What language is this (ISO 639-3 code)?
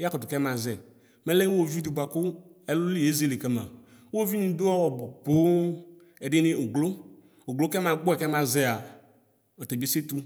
kpo